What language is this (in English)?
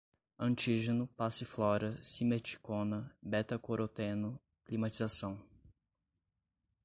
Portuguese